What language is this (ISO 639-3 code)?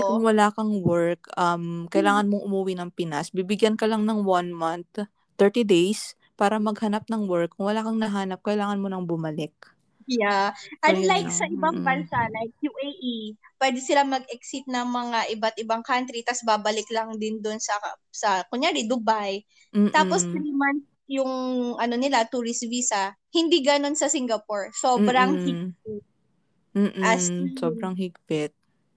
fil